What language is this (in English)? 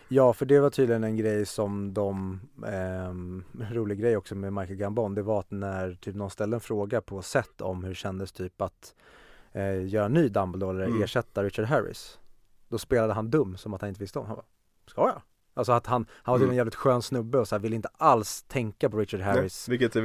Swedish